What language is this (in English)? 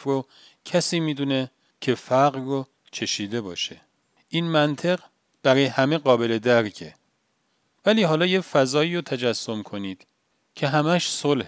Persian